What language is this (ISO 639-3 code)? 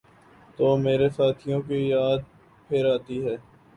urd